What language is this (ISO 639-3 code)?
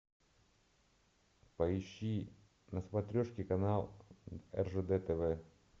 rus